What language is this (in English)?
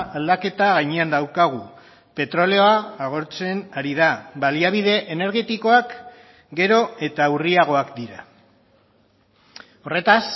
Basque